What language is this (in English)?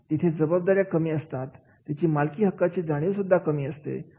Marathi